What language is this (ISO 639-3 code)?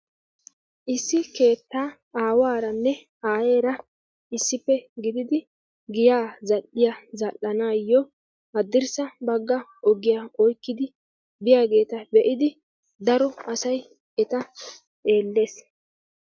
wal